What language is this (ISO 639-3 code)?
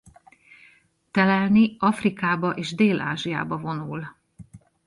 hun